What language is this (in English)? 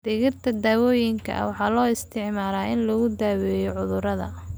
Somali